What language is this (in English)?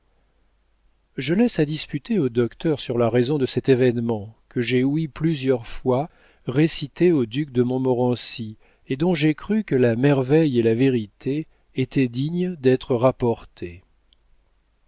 French